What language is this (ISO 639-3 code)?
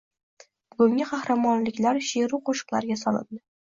uzb